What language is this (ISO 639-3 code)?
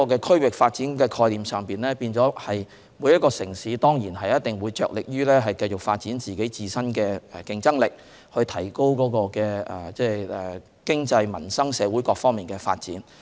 yue